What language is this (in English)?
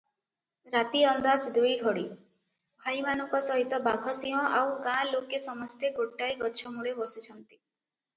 Odia